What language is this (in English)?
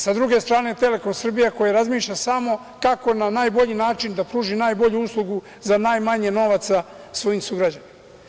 Serbian